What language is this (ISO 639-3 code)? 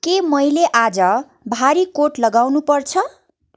nep